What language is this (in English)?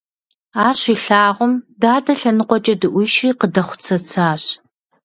Kabardian